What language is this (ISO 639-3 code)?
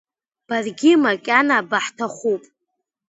abk